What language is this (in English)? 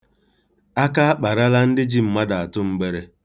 Igbo